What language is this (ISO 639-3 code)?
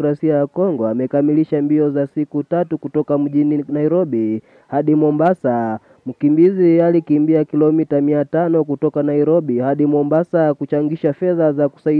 swa